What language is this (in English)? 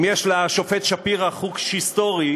Hebrew